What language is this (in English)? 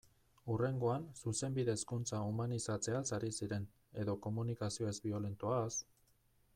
Basque